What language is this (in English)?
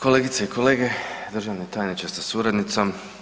Croatian